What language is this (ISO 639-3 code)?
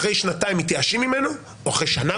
heb